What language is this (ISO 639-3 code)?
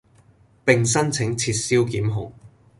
yue